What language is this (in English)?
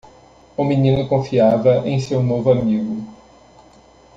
Portuguese